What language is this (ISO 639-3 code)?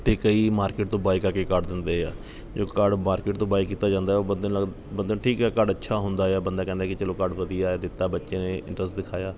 pan